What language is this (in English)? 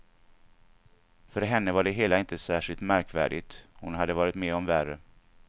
Swedish